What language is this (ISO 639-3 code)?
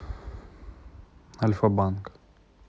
rus